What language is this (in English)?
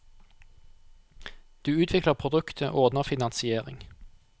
Norwegian